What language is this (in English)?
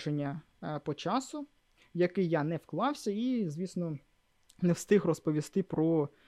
Ukrainian